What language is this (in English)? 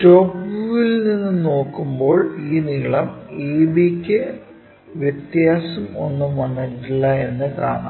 Malayalam